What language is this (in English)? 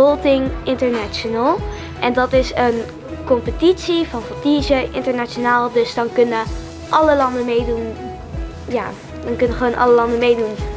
Dutch